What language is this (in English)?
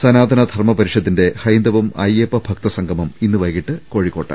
Malayalam